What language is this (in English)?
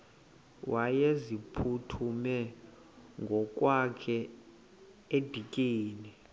Xhosa